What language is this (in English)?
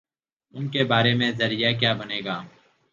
Urdu